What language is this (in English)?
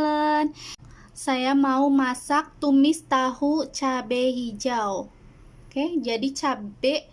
Indonesian